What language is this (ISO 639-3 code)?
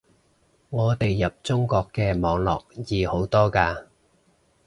yue